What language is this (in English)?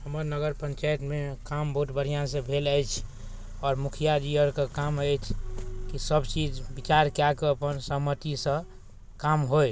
Maithili